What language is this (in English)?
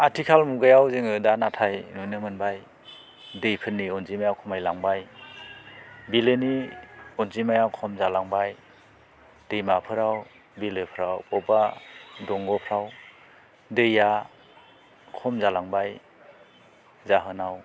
Bodo